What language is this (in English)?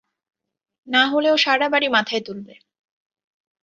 Bangla